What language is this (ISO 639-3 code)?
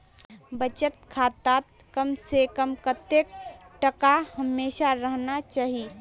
mag